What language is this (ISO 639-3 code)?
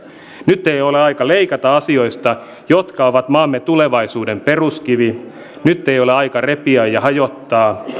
fin